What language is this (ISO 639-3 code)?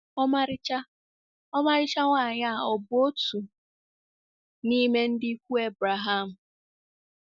ibo